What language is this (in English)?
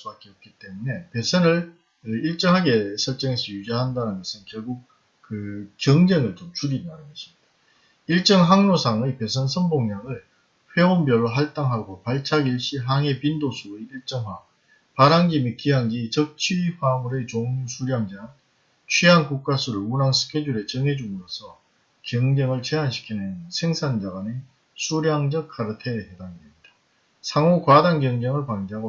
Korean